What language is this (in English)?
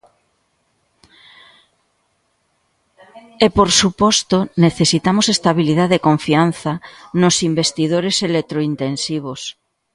Galician